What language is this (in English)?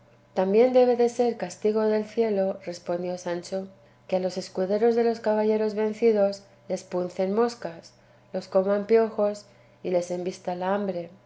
Spanish